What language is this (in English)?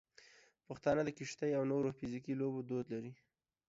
Pashto